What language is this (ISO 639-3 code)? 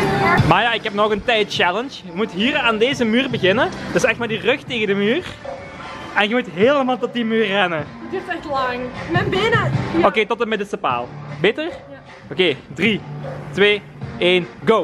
nld